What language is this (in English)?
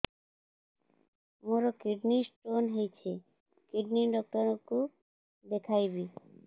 Odia